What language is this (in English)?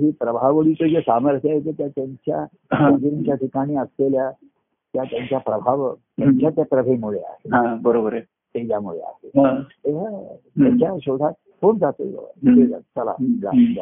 Marathi